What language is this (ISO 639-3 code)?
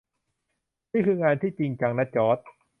tha